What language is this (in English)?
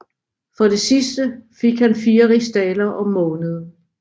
Danish